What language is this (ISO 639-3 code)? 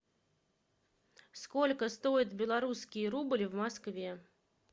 rus